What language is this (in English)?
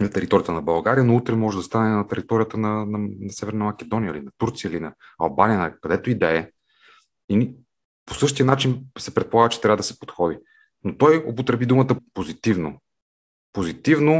Bulgarian